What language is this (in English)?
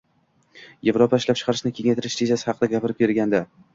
Uzbek